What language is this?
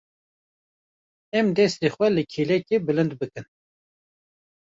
Kurdish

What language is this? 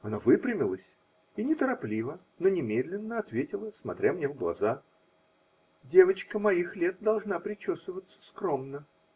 Russian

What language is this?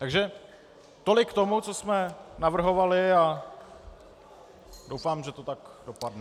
Czech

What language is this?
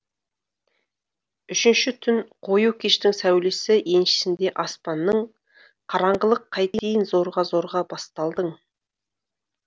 Kazakh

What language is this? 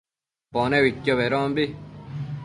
Matsés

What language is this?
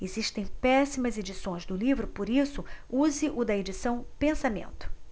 Portuguese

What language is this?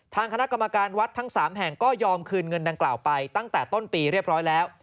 Thai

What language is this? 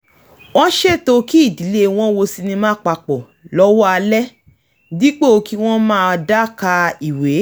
Yoruba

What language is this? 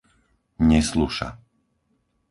Slovak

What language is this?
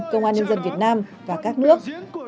Vietnamese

